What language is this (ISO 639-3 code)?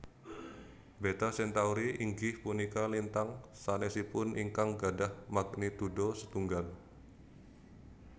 jav